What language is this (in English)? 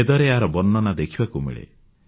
Odia